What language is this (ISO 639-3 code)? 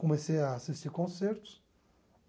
por